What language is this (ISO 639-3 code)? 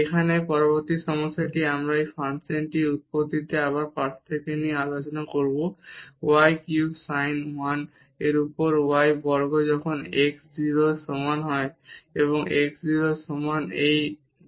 ben